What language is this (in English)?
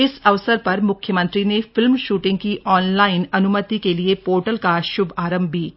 Hindi